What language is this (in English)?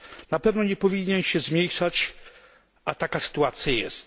Polish